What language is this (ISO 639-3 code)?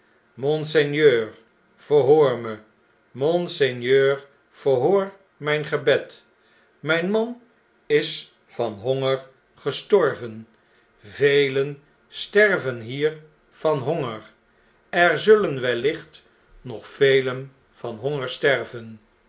nld